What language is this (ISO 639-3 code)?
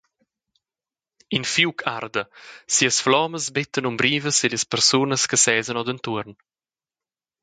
roh